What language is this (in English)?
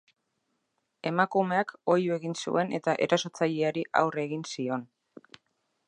Basque